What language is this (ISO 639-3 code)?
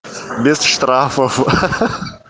rus